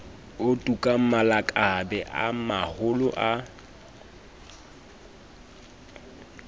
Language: Southern Sotho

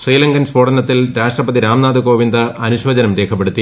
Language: Malayalam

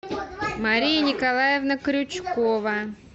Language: Russian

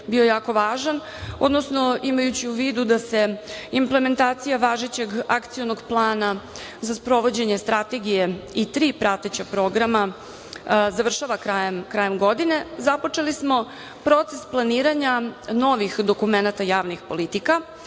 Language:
Serbian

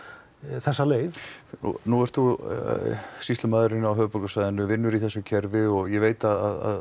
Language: Icelandic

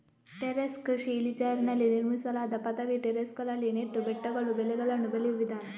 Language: Kannada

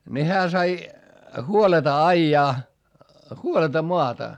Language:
Finnish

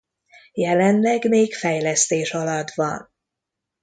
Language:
Hungarian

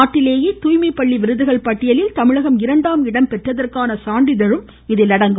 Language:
Tamil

